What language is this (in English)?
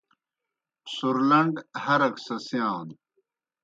Kohistani Shina